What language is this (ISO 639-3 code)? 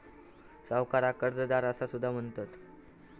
mar